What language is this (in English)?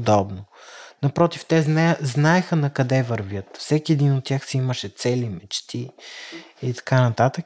Bulgarian